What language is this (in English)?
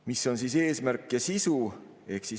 Estonian